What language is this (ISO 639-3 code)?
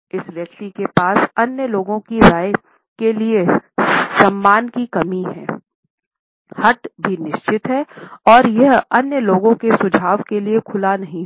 hin